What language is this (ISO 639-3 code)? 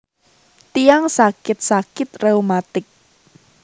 jav